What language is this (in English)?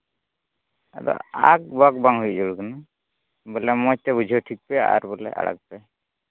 Santali